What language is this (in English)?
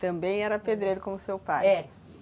Portuguese